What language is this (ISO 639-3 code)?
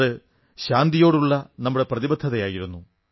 mal